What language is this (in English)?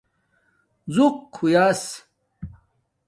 Domaaki